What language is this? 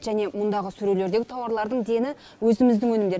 Kazakh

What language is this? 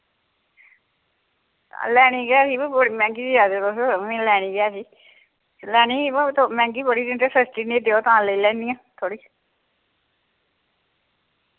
Dogri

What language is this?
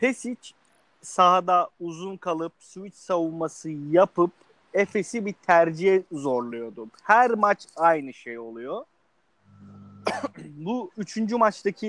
Turkish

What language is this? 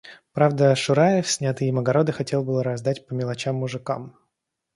Russian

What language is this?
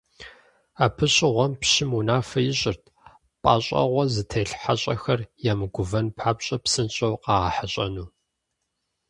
Kabardian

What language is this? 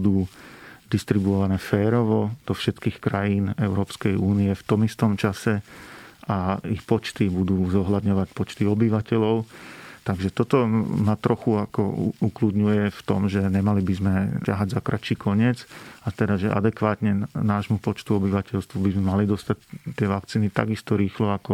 Slovak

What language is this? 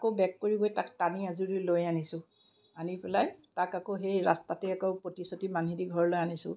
Assamese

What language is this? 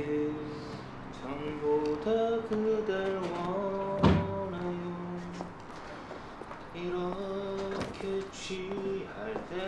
Korean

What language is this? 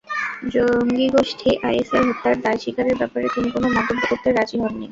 Bangla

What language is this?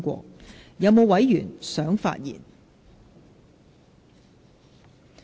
Cantonese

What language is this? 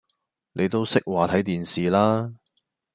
Cantonese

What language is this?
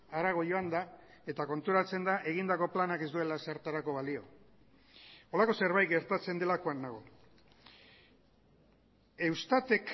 Basque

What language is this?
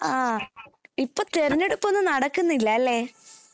Malayalam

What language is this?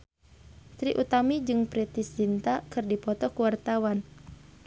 Sundanese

